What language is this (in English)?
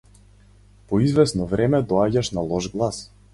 Macedonian